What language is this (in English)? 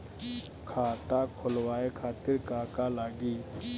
Bhojpuri